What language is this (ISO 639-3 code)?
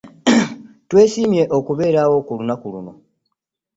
lug